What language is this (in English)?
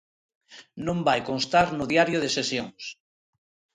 Galician